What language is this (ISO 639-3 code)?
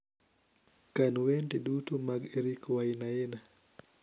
luo